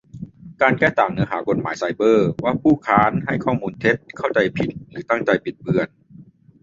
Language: Thai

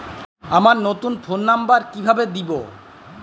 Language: Bangla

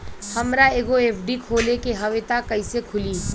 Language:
Bhojpuri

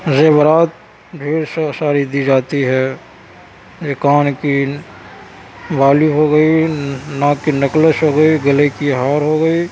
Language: Urdu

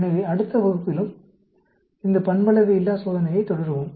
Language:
Tamil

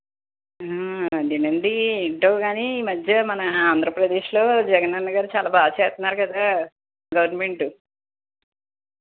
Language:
Telugu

